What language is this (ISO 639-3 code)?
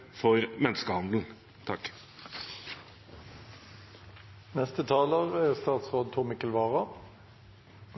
nob